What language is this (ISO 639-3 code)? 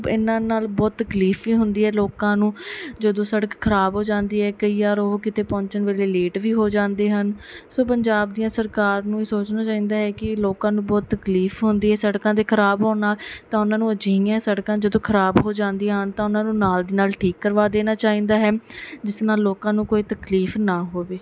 pan